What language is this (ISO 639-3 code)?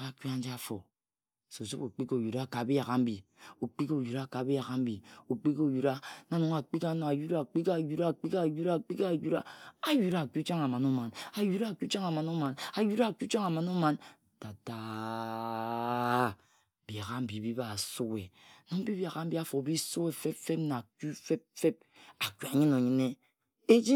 etu